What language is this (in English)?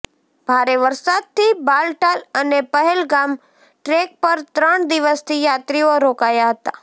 Gujarati